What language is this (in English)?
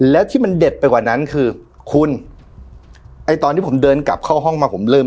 Thai